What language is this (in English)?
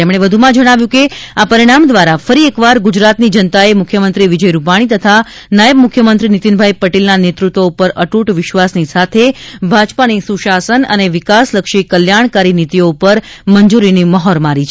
Gujarati